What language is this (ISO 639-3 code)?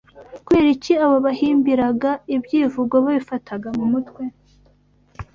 kin